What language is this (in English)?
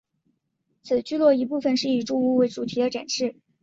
Chinese